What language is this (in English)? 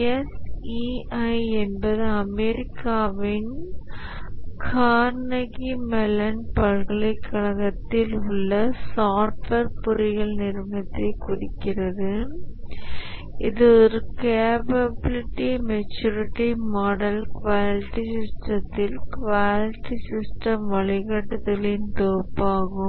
Tamil